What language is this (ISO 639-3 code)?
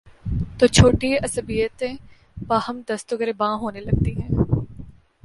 urd